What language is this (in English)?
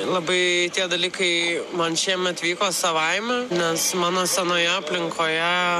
Lithuanian